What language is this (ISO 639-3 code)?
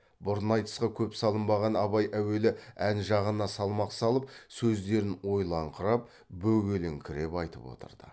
kaz